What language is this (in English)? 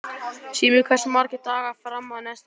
Icelandic